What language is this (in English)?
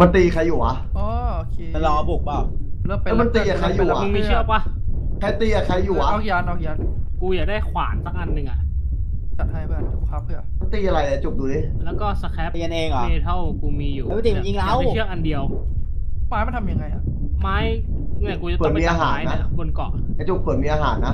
Thai